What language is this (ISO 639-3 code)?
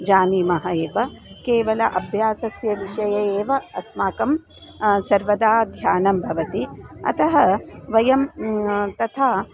san